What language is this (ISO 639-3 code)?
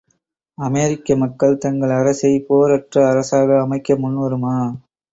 tam